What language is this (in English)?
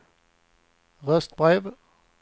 Swedish